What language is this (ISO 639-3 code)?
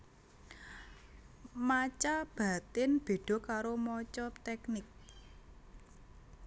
jav